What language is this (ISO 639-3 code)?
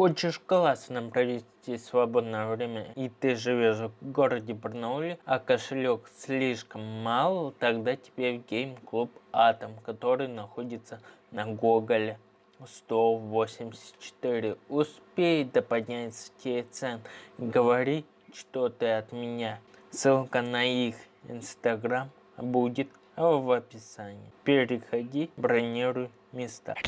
rus